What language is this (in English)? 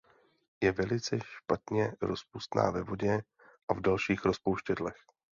Czech